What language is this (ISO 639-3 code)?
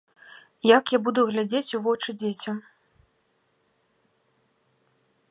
bel